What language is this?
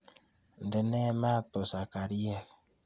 Kalenjin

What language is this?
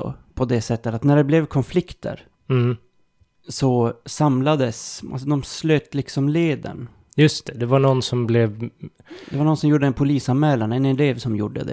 Swedish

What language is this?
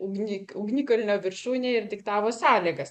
Lithuanian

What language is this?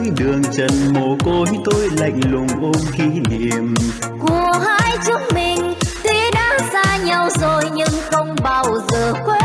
Vietnamese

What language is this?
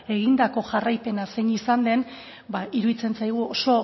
Basque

